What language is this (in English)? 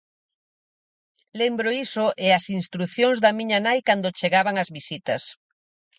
Galician